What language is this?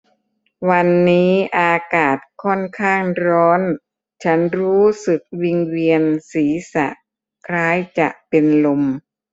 Thai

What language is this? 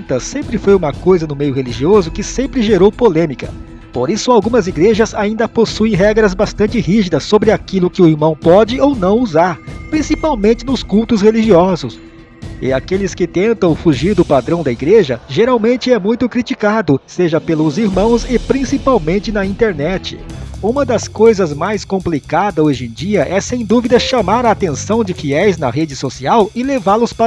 Portuguese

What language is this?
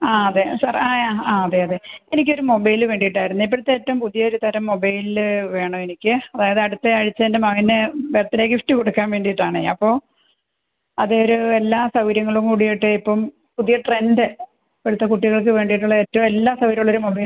Malayalam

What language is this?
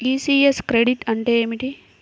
Telugu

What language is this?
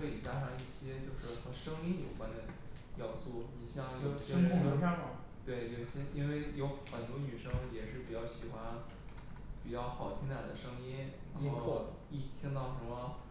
Chinese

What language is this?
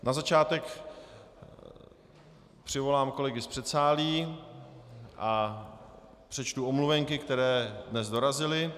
Czech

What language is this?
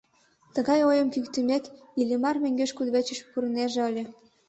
Mari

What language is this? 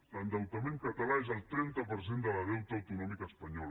Catalan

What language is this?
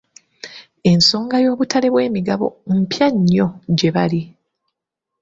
Ganda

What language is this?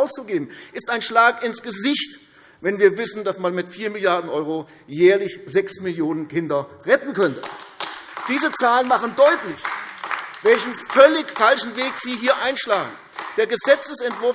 German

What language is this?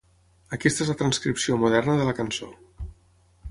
Catalan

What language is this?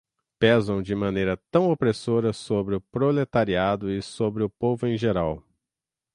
Portuguese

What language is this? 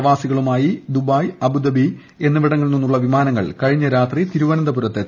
Malayalam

